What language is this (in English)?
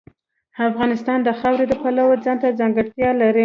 Pashto